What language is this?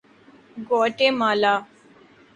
Urdu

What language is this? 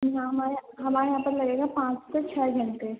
Urdu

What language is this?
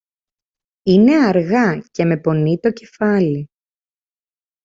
Greek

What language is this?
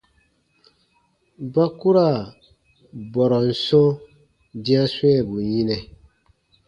Baatonum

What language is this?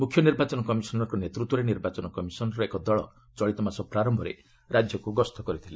Odia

